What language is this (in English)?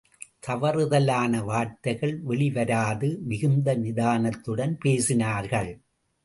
Tamil